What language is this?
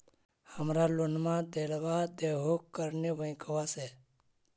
Magahi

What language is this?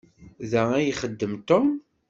Kabyle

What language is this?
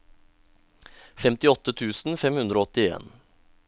Norwegian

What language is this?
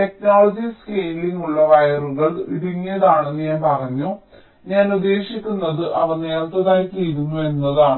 Malayalam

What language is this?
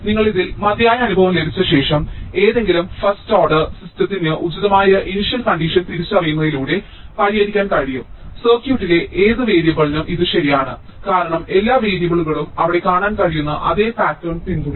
Malayalam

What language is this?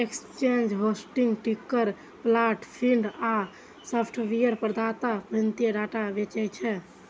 Maithili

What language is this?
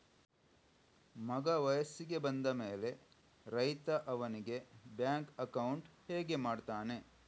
Kannada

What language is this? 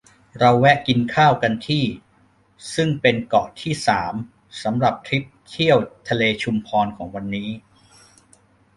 Thai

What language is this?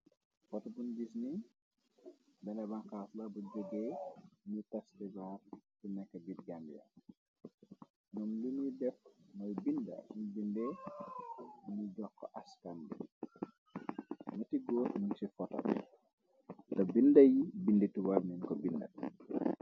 Wolof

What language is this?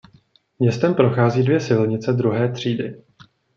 Czech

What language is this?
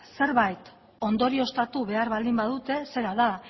Basque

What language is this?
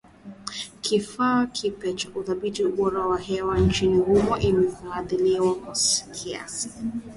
Swahili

